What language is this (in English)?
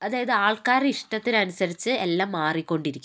Malayalam